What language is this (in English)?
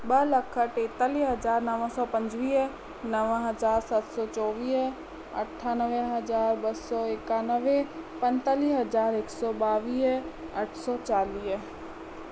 Sindhi